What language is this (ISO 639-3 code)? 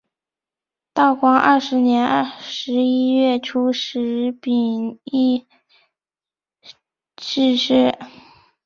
zho